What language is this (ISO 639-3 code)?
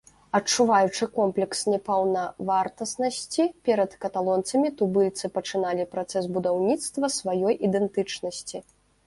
bel